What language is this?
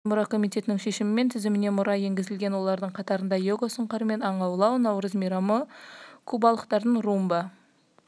Kazakh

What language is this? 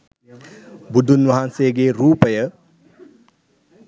Sinhala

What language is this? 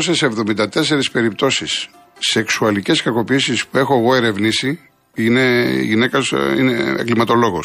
Greek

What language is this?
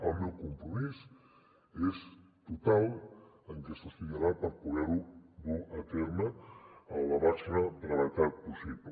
Catalan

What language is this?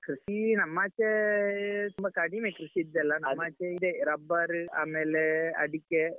Kannada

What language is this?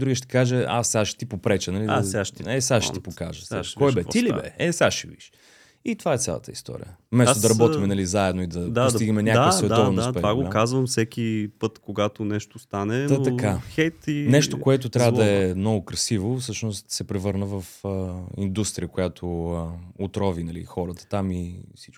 Bulgarian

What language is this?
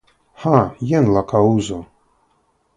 Esperanto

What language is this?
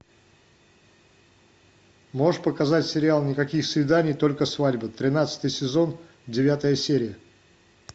Russian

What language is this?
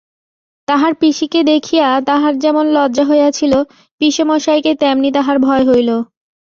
Bangla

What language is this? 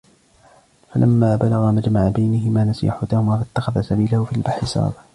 Arabic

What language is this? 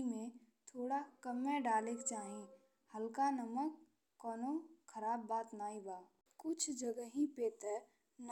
Bhojpuri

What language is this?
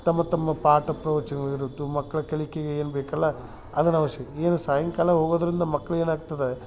Kannada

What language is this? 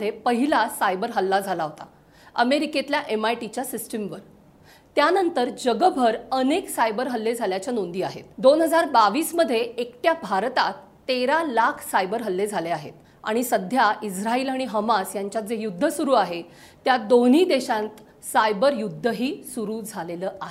Marathi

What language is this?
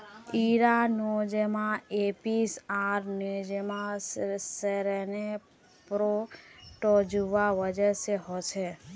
Magahi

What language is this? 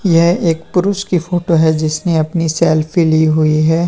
Hindi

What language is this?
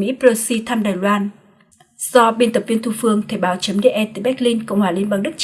Vietnamese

